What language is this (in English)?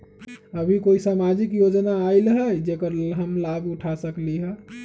Magahi